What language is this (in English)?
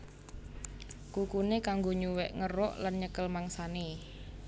Javanese